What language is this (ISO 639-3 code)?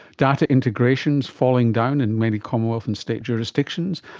eng